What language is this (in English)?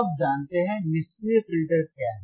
Hindi